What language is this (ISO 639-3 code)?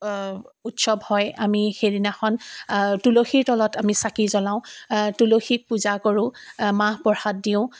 asm